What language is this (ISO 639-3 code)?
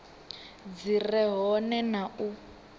ven